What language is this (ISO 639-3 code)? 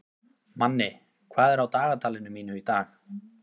isl